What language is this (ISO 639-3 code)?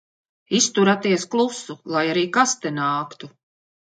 lav